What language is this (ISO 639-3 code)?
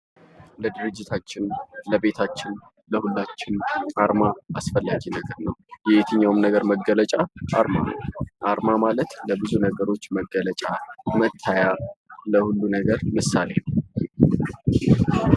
amh